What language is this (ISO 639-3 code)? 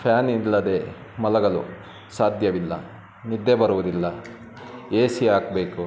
kan